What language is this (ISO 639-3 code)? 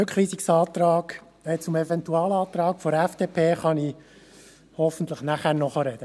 gsw